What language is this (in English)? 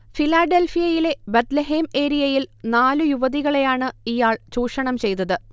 Malayalam